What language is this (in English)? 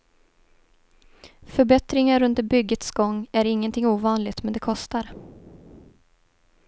Swedish